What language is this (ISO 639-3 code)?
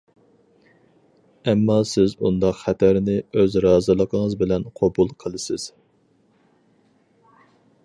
uig